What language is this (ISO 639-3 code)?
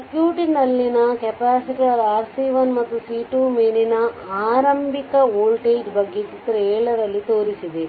kan